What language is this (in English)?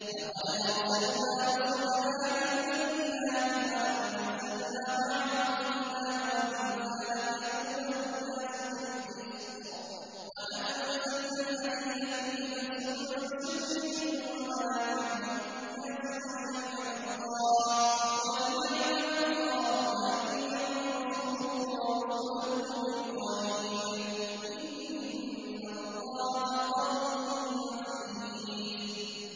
Arabic